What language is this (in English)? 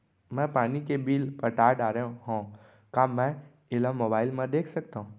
Chhattisgarhi